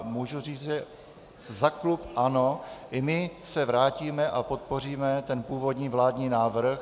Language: Czech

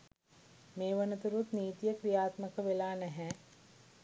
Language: Sinhala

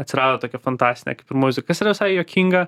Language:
Lithuanian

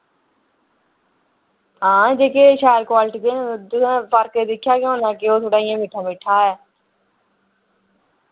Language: Dogri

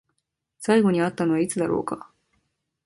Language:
Japanese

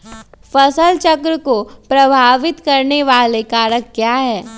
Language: Magahi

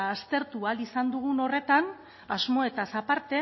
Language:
Basque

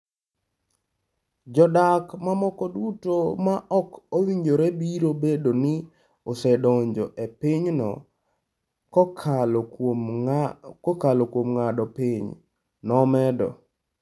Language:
Luo (Kenya and Tanzania)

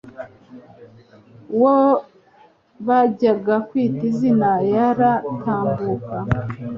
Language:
Kinyarwanda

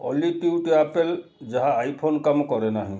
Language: Odia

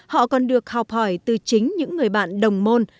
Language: Vietnamese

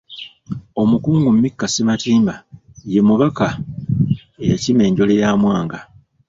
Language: Ganda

